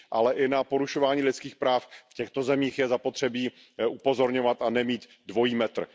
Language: Czech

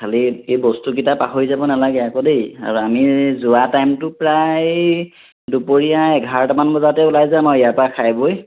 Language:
Assamese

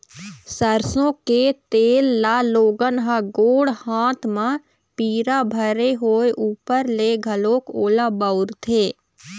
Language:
Chhattisgarhi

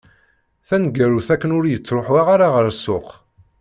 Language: Kabyle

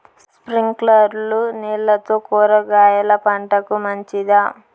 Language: Telugu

